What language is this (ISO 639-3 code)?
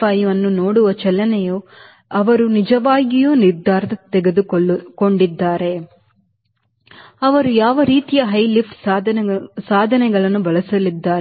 kan